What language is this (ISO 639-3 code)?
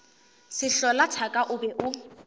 nso